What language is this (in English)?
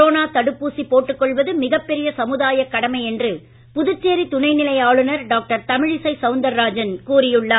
Tamil